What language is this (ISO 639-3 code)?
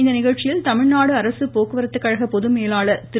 tam